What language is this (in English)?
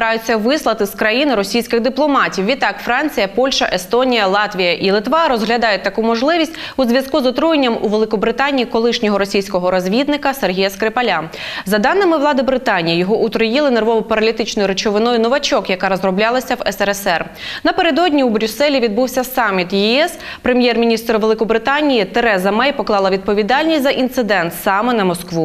Ukrainian